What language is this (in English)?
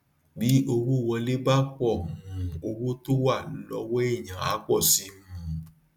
Yoruba